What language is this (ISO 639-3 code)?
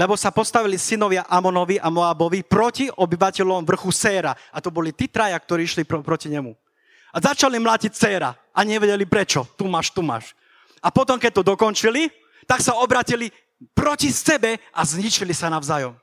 slk